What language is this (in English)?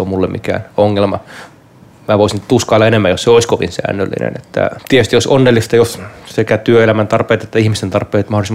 Finnish